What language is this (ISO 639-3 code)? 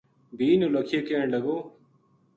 gju